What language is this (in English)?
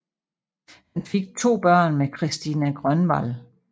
Danish